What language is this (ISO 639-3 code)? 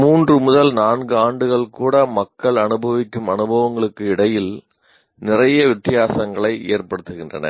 tam